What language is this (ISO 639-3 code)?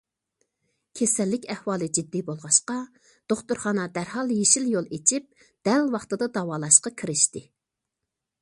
uig